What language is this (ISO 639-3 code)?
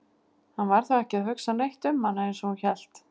isl